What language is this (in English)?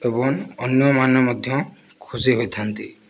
Odia